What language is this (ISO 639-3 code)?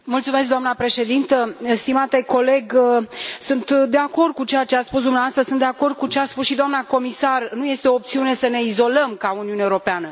ron